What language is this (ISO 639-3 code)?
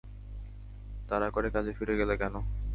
ben